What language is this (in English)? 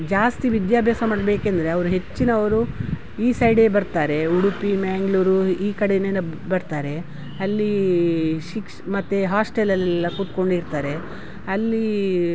Kannada